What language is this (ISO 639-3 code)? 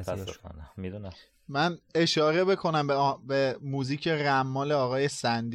fas